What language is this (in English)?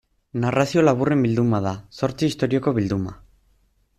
Basque